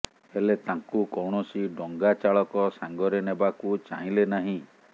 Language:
Odia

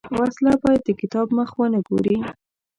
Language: Pashto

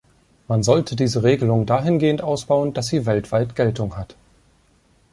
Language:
German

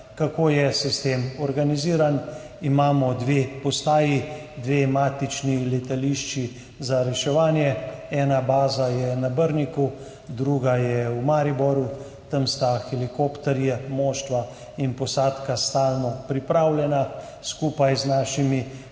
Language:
Slovenian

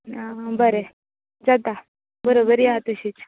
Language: Konkani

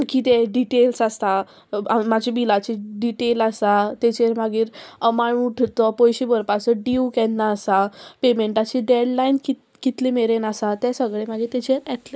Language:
Konkani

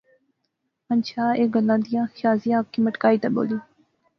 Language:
Pahari-Potwari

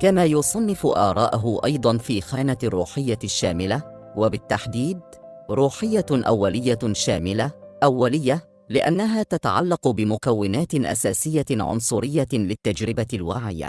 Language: Arabic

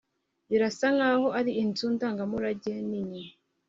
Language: Kinyarwanda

